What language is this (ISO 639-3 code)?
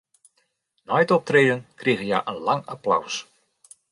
fry